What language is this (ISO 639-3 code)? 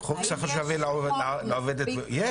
heb